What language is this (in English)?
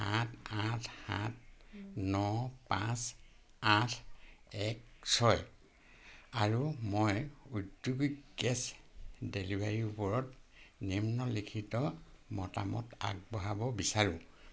Assamese